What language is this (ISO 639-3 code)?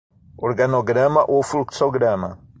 por